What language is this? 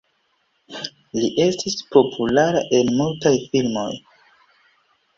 Esperanto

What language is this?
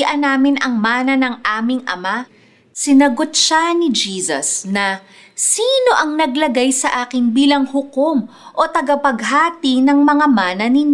Filipino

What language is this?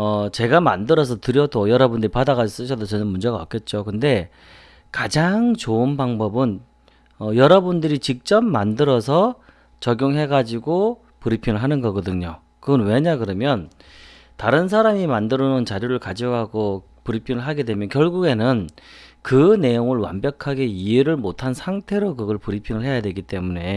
Korean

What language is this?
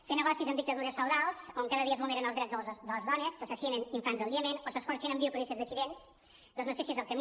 Catalan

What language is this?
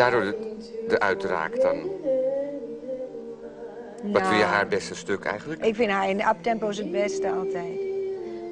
Dutch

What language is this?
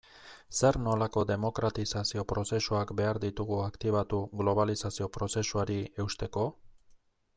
Basque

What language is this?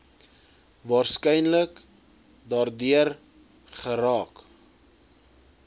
Afrikaans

